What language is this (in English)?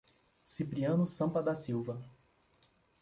Portuguese